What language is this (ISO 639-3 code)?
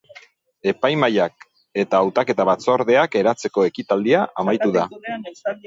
eus